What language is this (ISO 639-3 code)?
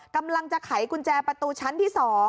tha